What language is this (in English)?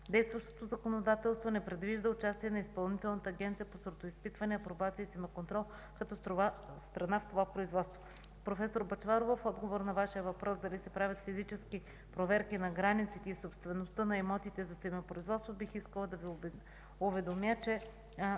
Bulgarian